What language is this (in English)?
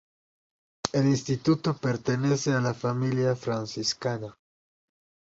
Spanish